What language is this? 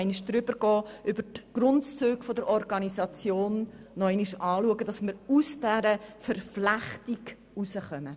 Swiss German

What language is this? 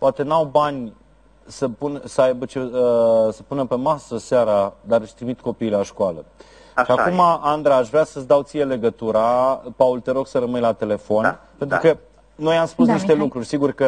Romanian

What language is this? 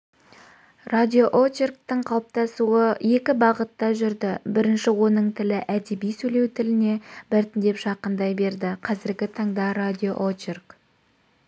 Kazakh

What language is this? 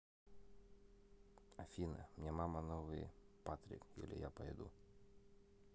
Russian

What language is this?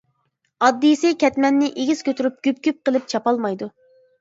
Uyghur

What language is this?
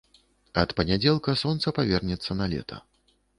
Belarusian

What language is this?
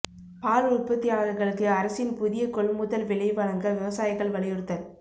Tamil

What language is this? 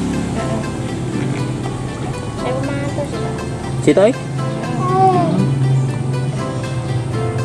Indonesian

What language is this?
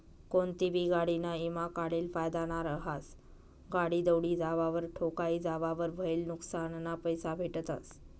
Marathi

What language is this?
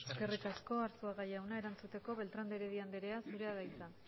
Basque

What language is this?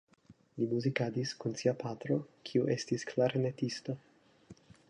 Esperanto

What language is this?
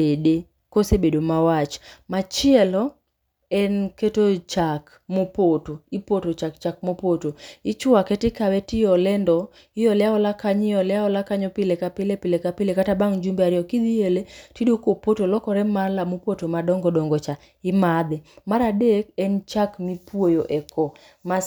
Luo (Kenya and Tanzania)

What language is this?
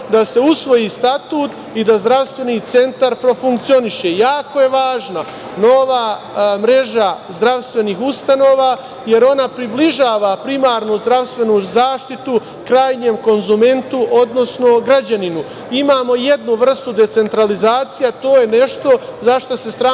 Serbian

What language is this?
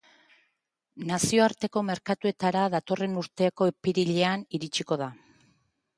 Basque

